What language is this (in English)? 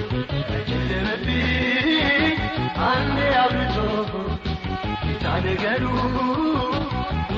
Amharic